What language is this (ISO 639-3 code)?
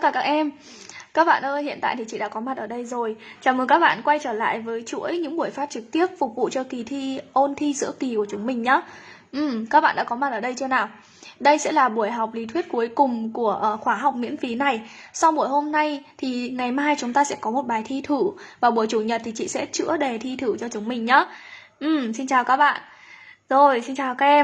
vie